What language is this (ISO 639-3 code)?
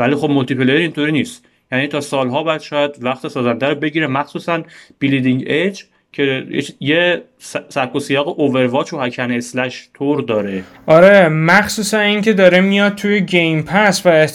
fas